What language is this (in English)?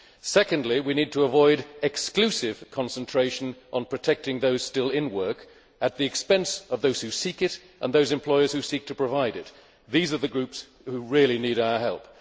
English